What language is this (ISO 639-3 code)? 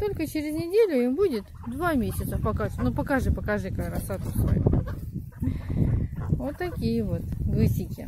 rus